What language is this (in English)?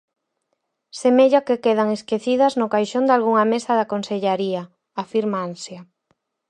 Galician